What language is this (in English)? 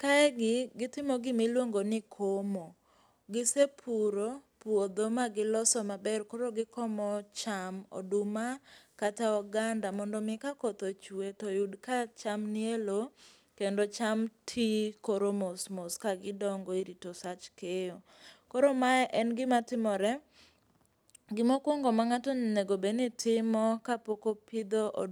Luo (Kenya and Tanzania)